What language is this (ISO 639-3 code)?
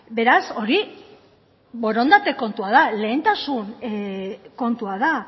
eus